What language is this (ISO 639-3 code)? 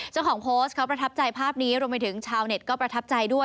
tha